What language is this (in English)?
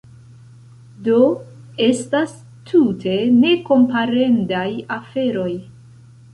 Esperanto